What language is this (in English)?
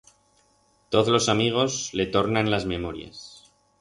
Aragonese